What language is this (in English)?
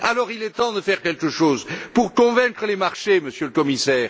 French